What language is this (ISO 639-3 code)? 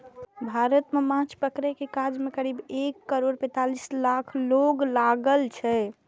mai